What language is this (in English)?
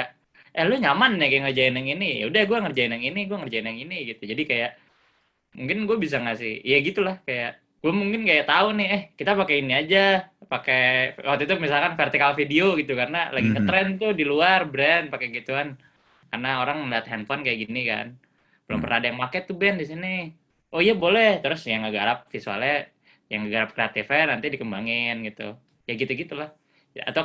Indonesian